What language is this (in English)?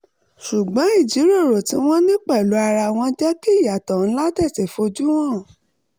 Yoruba